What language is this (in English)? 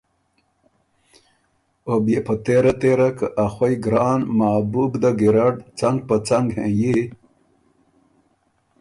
Ormuri